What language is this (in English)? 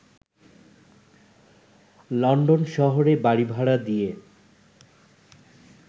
Bangla